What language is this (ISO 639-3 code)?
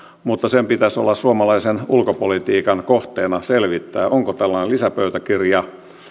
fin